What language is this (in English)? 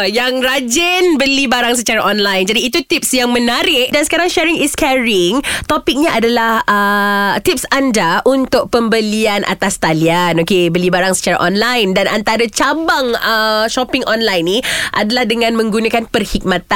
Malay